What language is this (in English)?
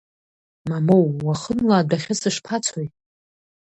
Abkhazian